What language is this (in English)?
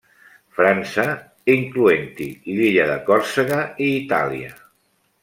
Catalan